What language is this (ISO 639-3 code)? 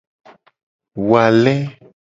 gej